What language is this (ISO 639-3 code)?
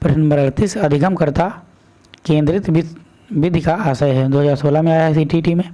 hin